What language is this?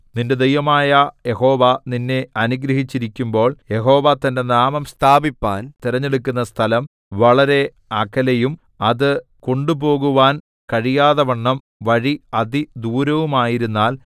Malayalam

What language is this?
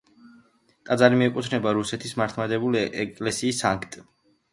Georgian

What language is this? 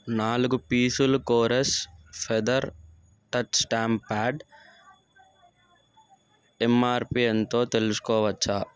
Telugu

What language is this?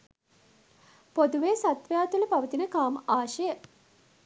Sinhala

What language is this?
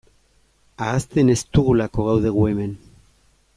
Basque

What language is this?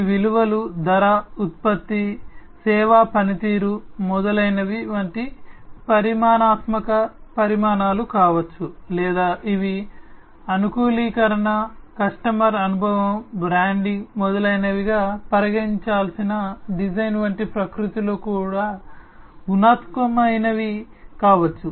Telugu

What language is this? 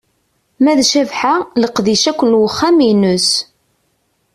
Kabyle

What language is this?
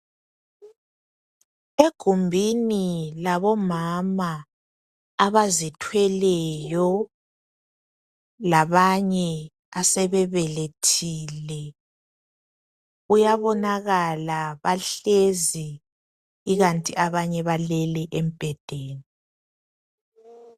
North Ndebele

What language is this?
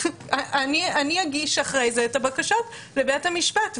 Hebrew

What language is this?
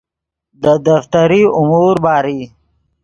Yidgha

